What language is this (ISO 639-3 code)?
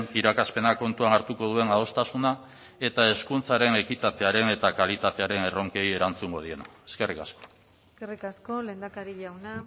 eus